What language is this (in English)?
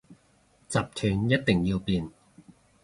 Cantonese